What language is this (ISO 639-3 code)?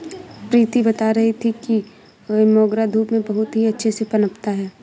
hin